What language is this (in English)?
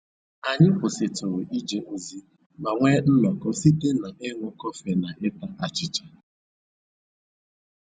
Igbo